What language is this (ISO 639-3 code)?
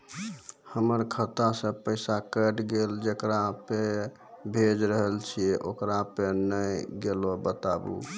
mai